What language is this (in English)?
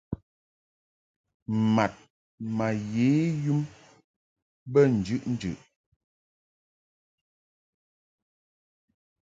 Mungaka